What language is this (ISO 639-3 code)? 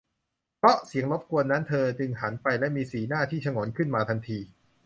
tha